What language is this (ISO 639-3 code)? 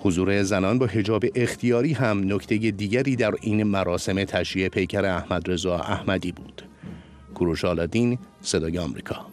fas